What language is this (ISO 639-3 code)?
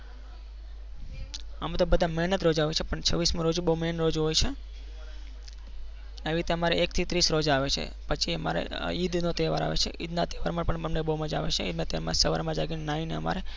guj